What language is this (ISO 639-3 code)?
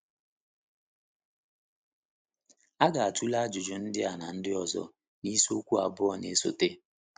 ibo